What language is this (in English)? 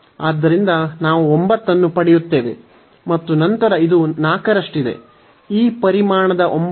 Kannada